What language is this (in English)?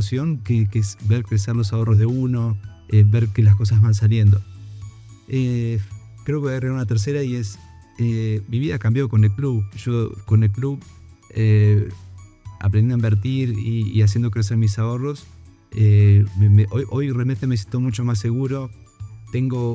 Spanish